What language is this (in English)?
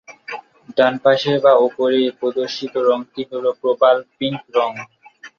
Bangla